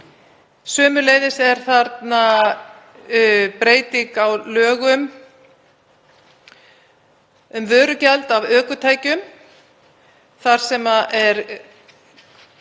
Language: Icelandic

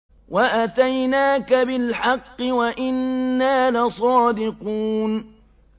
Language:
Arabic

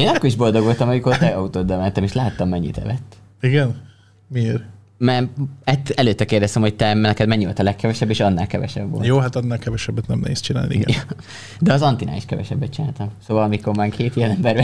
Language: Hungarian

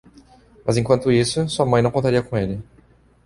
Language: Portuguese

